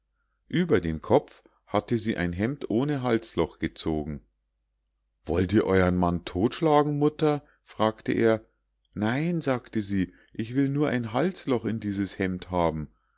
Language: German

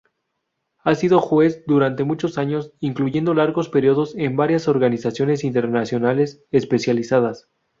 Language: Spanish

